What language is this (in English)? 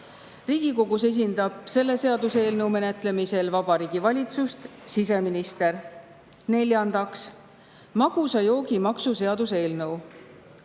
Estonian